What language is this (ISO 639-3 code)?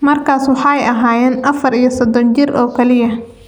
som